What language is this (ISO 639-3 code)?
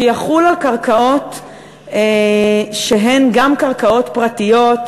heb